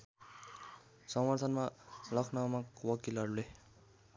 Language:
Nepali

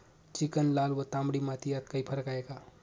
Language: Marathi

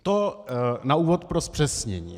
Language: Czech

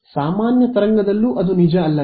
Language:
Kannada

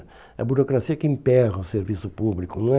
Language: Portuguese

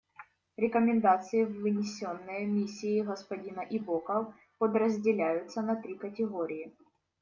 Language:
Russian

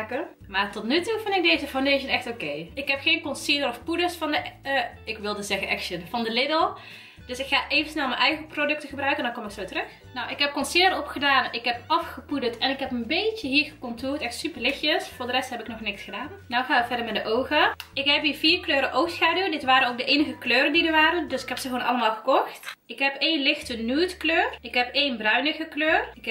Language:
Dutch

